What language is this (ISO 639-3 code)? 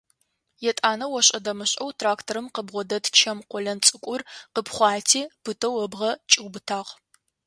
ady